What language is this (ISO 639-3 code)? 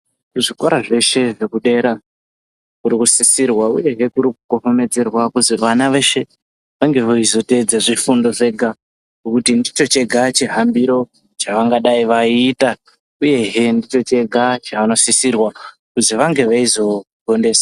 ndc